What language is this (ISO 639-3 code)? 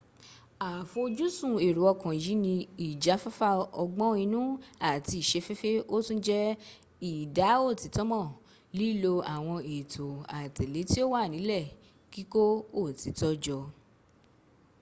yor